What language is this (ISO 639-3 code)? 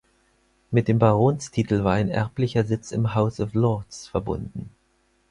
deu